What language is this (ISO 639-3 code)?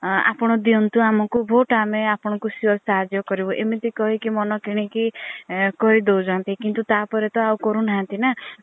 ori